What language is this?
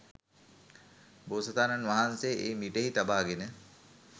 Sinhala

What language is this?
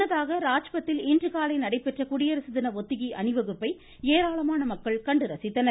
Tamil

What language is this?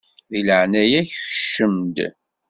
Kabyle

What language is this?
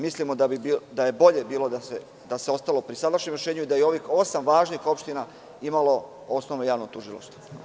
Serbian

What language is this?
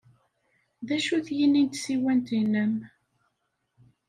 Kabyle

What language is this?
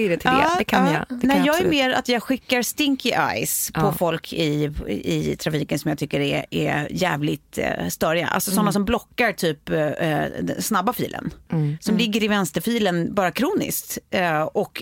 Swedish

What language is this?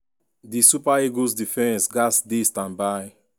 Nigerian Pidgin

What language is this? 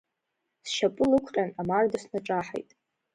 Abkhazian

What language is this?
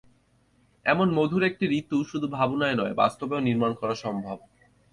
Bangla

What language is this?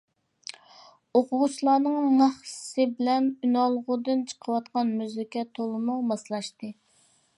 Uyghur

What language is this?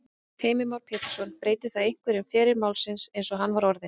Icelandic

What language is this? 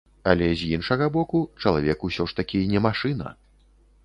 Belarusian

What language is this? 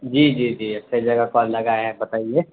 Urdu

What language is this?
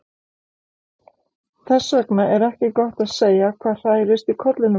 Icelandic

